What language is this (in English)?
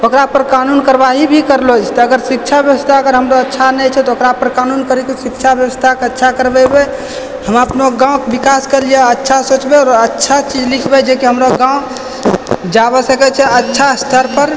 Maithili